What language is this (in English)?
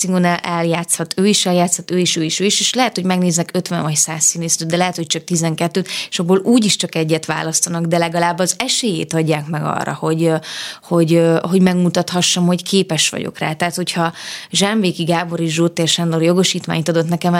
Hungarian